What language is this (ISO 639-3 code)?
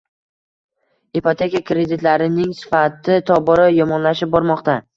uzb